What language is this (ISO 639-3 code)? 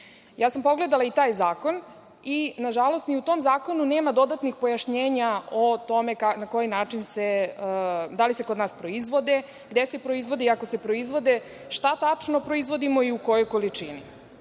srp